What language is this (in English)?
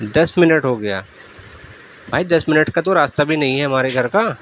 Urdu